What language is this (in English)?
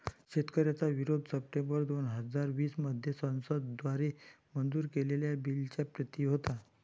Marathi